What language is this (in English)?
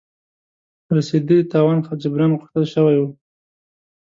Pashto